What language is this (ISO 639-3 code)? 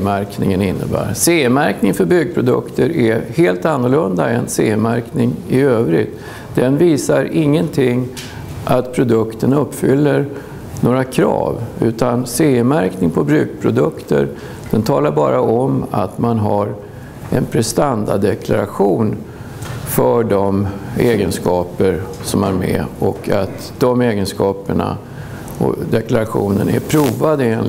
swe